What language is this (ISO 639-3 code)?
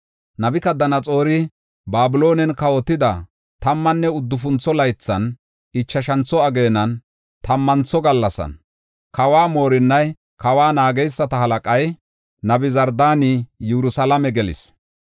gof